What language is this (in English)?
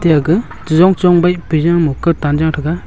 Wancho Naga